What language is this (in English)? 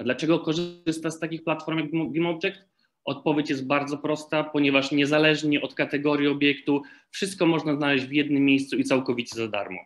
Polish